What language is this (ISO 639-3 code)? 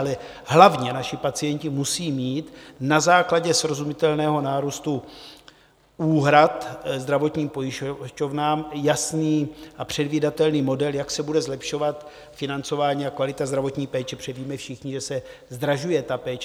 ces